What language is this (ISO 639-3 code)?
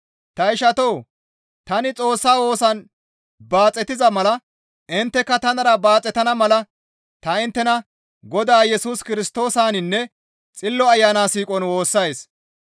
gmv